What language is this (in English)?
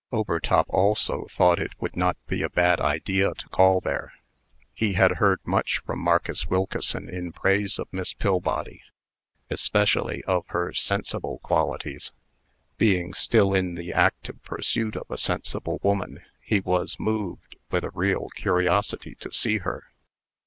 English